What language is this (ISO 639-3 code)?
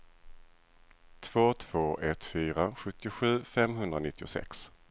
swe